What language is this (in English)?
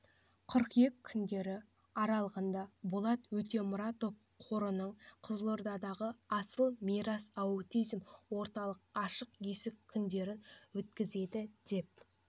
Kazakh